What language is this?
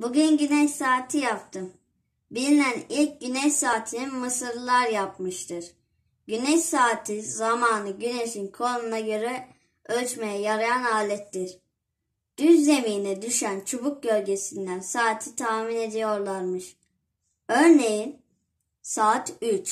Turkish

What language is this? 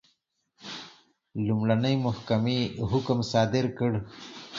Pashto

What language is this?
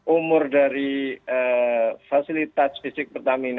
Indonesian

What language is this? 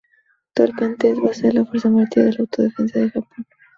Spanish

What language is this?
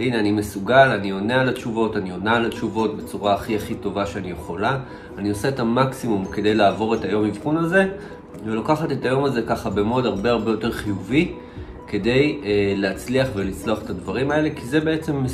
Hebrew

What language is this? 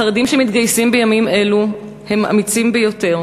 Hebrew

